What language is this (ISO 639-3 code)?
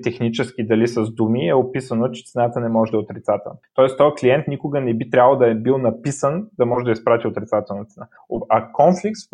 bul